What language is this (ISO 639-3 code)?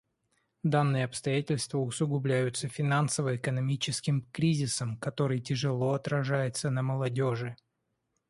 rus